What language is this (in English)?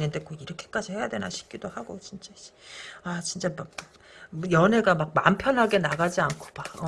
Korean